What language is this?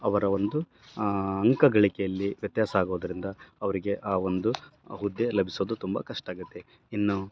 Kannada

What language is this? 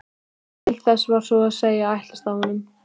Icelandic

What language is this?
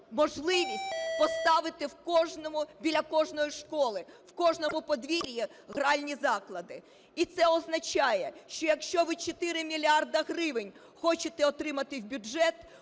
Ukrainian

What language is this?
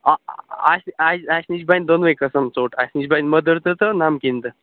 Kashmiri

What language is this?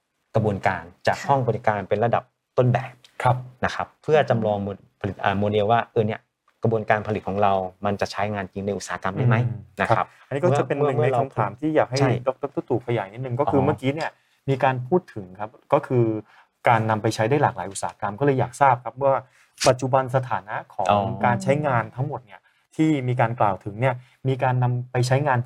Thai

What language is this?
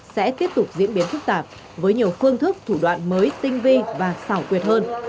Vietnamese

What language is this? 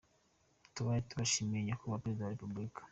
Kinyarwanda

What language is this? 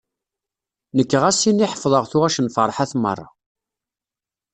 Kabyle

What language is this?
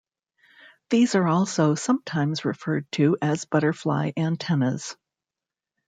English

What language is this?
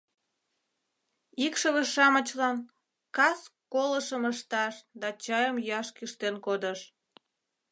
Mari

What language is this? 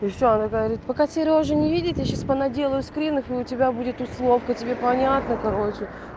Russian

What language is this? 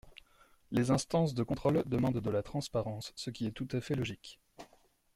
French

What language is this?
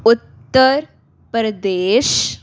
Punjabi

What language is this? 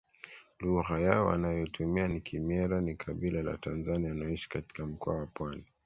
Swahili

